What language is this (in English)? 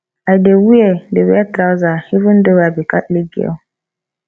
Nigerian Pidgin